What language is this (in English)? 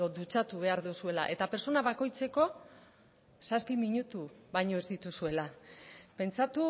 Basque